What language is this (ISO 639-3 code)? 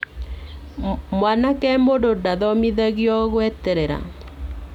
kik